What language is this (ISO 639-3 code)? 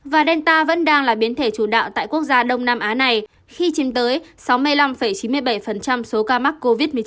vie